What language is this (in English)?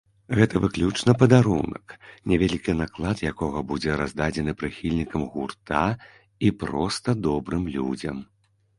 Belarusian